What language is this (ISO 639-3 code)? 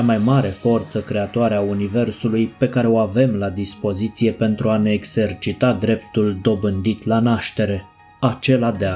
ron